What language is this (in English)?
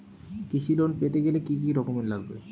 Bangla